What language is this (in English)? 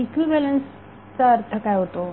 Marathi